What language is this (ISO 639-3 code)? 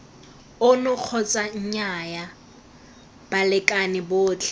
tsn